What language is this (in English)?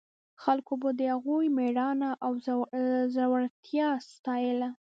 Pashto